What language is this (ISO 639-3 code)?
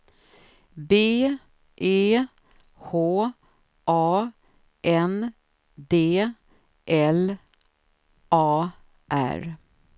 swe